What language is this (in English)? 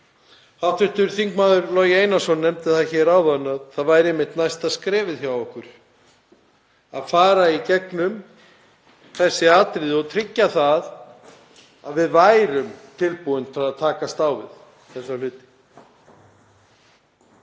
Icelandic